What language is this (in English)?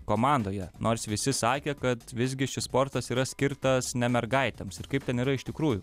Lithuanian